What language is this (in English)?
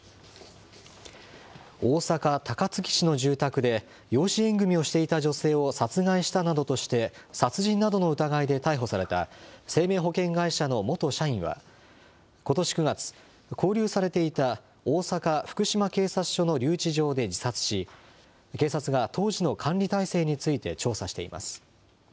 Japanese